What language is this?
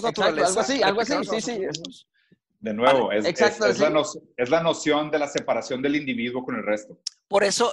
Spanish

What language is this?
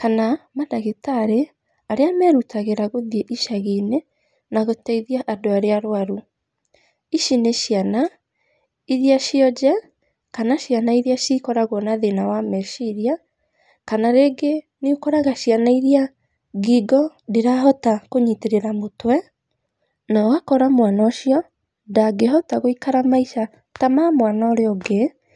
Kikuyu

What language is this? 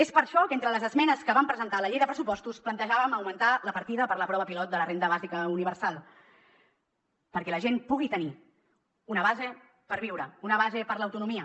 Catalan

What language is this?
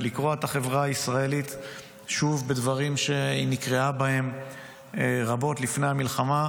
Hebrew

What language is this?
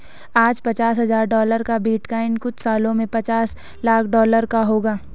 Hindi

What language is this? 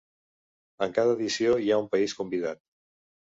Catalan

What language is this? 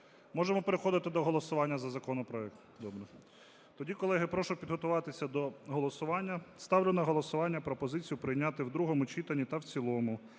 Ukrainian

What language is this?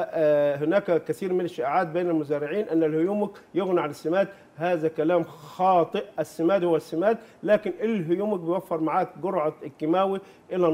Arabic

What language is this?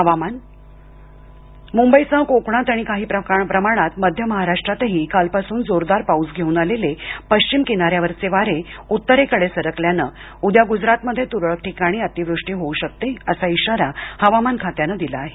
Marathi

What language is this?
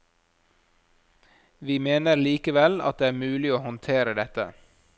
Norwegian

